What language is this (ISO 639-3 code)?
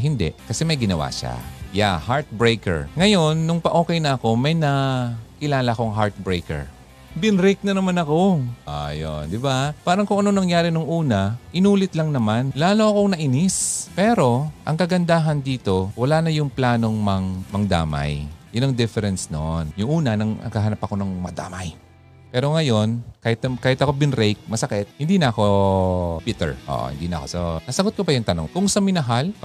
fil